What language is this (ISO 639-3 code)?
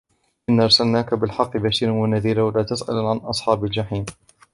ara